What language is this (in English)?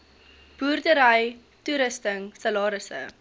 Afrikaans